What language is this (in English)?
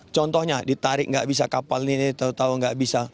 Indonesian